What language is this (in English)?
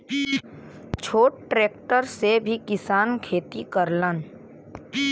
Bhojpuri